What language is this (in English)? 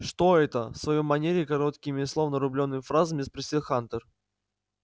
Russian